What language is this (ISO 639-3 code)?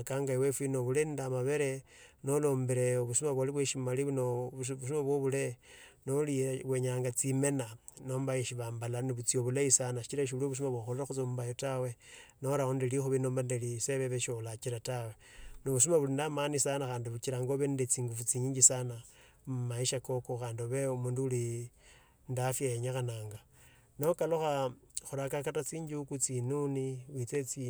lto